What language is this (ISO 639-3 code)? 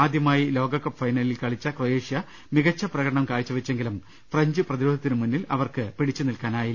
mal